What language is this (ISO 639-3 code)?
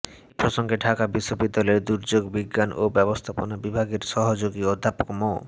ben